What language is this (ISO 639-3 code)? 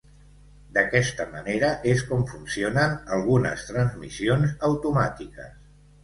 cat